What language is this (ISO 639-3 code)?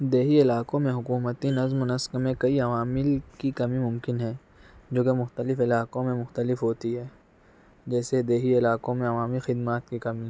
urd